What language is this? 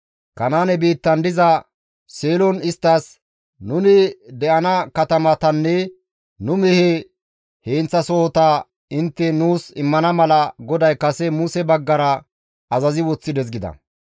Gamo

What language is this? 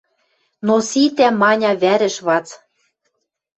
Western Mari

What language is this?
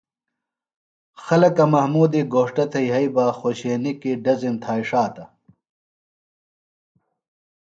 Phalura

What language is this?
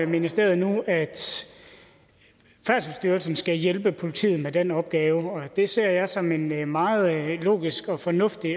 Danish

